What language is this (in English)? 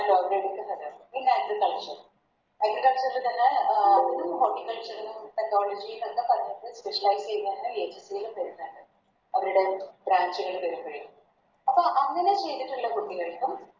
Malayalam